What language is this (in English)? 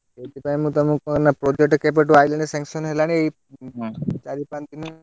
Odia